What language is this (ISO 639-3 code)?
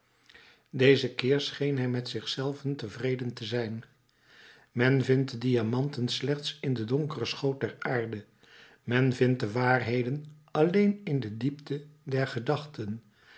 nld